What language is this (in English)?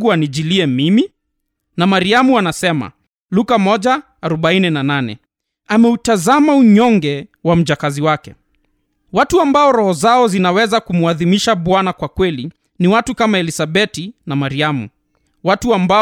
Swahili